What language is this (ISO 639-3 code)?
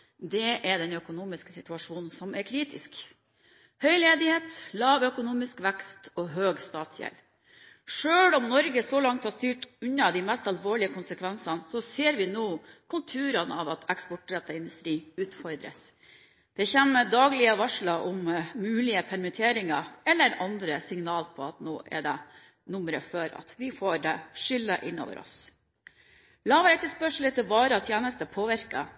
nob